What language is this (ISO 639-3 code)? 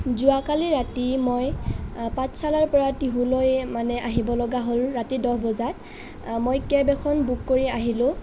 asm